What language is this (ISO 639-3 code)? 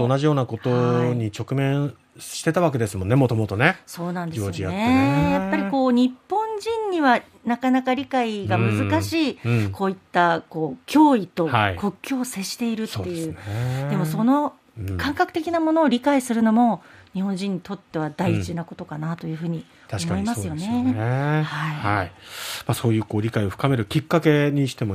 jpn